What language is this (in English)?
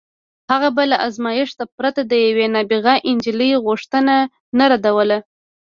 Pashto